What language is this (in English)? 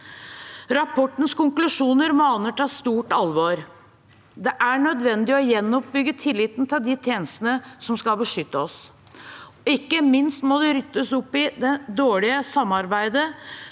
Norwegian